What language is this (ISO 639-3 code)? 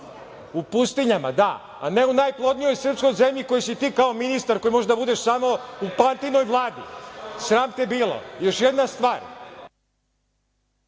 srp